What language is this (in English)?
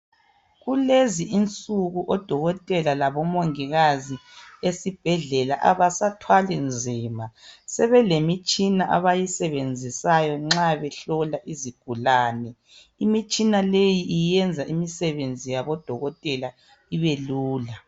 North Ndebele